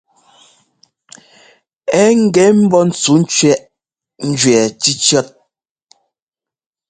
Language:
Ngomba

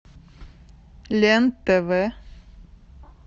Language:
Russian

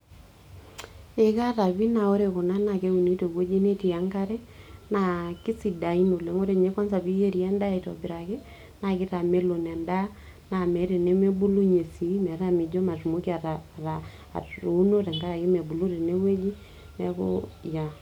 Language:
Masai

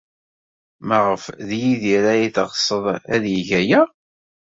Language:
Kabyle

